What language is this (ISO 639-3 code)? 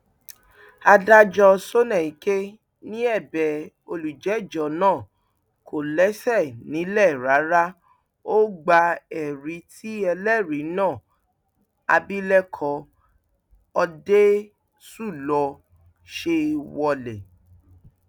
yor